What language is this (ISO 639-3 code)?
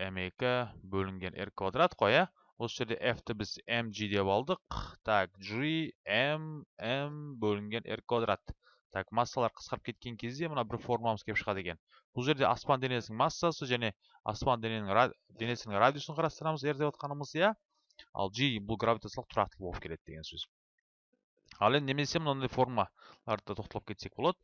tur